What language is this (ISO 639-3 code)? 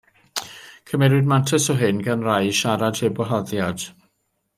cym